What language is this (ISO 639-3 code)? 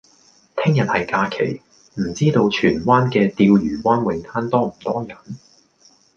yue